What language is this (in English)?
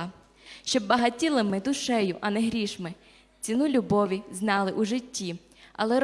Ukrainian